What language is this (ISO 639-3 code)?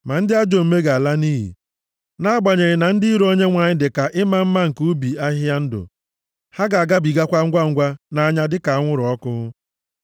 ibo